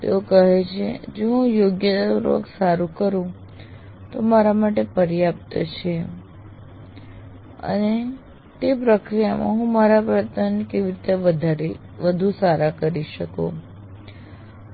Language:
Gujarati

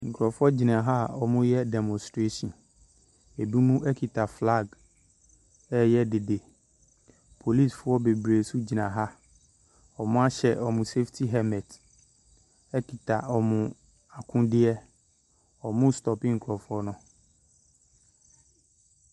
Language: Akan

